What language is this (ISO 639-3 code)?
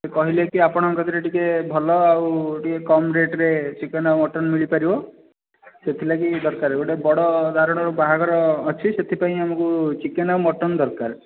ori